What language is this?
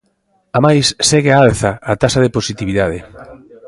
Galician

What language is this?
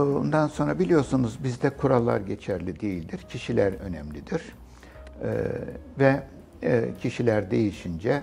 Turkish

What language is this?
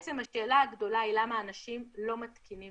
Hebrew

